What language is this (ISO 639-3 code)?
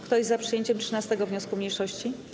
pol